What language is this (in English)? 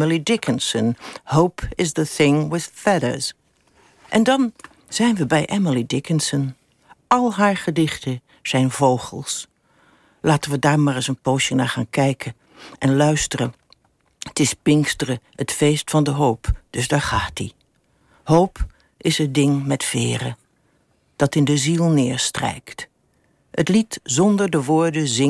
Dutch